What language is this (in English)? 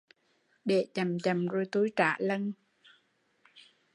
Vietnamese